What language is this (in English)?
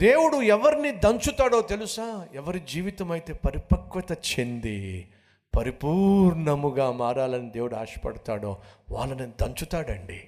Telugu